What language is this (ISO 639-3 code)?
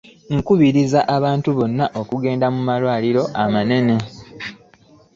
lug